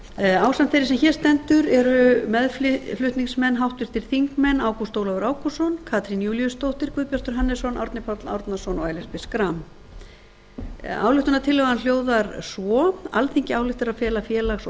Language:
Icelandic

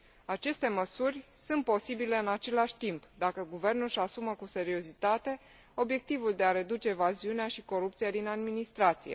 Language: Romanian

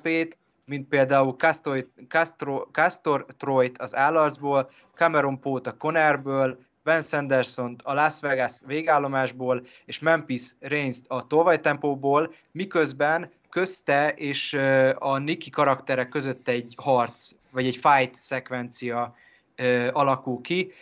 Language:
Hungarian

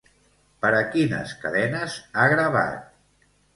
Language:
Catalan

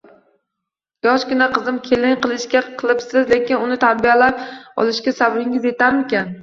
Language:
Uzbek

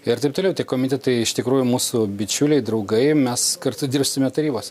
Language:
Lithuanian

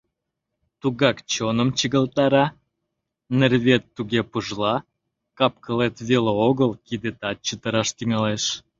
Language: Mari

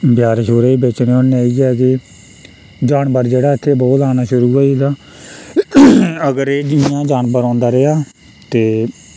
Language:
Dogri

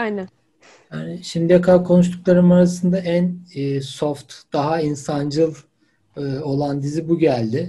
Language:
Turkish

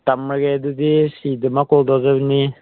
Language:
Manipuri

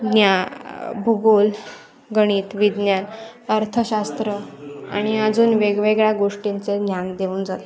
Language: Marathi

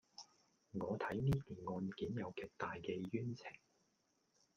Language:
Cantonese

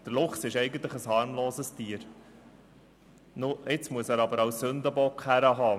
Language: Swiss German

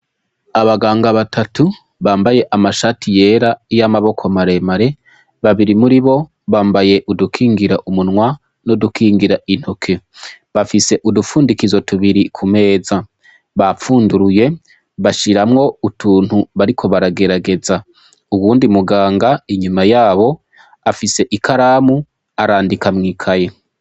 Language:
Rundi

